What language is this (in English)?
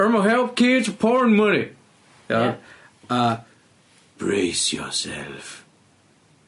Welsh